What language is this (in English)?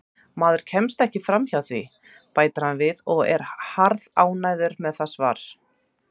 Icelandic